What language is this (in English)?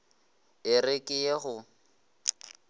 Northern Sotho